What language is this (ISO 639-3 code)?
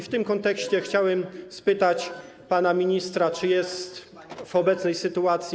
pol